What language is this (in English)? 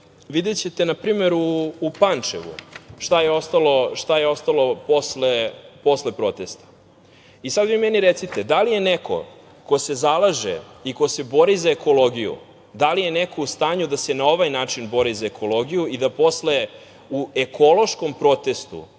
Serbian